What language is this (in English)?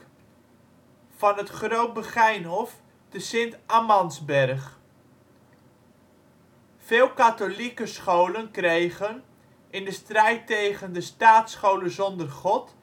Dutch